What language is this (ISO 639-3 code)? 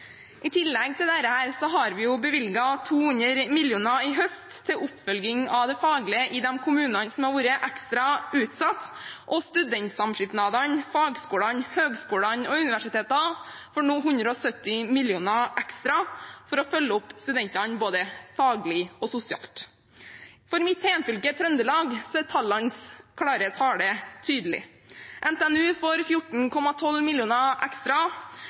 nob